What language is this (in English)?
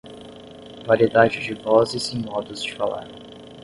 Portuguese